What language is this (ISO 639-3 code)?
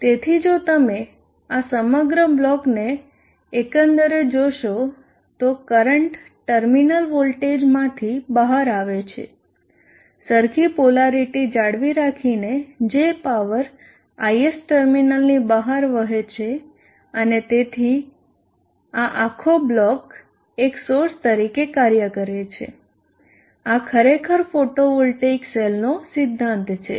guj